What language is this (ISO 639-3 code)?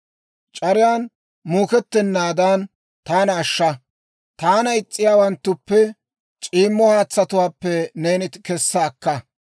dwr